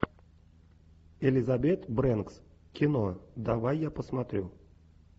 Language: Russian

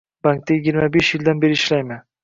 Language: Uzbek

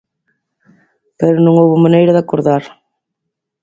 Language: Galician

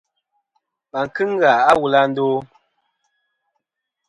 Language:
Kom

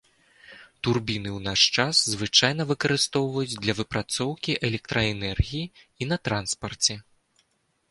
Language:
Belarusian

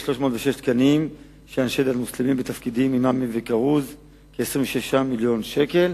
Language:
Hebrew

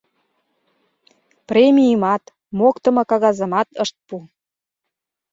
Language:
Mari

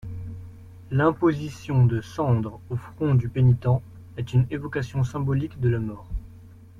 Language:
French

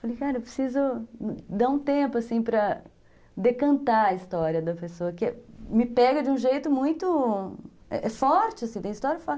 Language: Portuguese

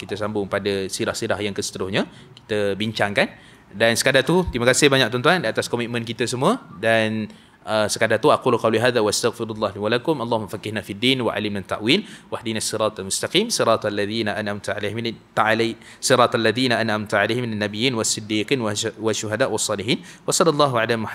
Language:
Malay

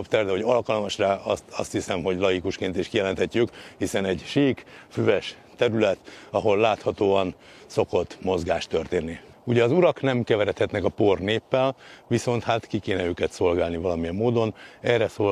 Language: Hungarian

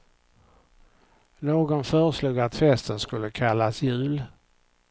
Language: Swedish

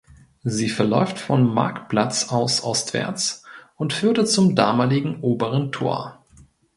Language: German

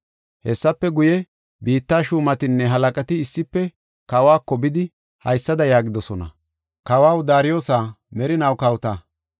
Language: Gofa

